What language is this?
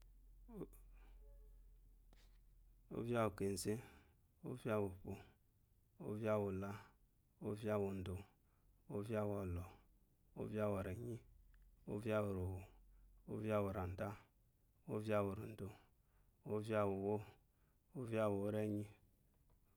Eloyi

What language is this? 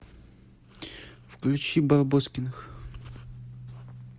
Russian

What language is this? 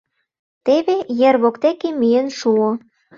Mari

